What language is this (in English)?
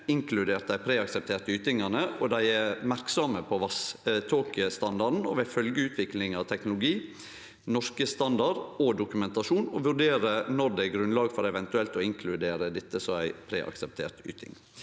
Norwegian